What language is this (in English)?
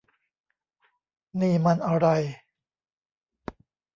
Thai